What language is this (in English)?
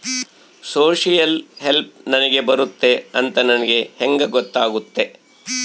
Kannada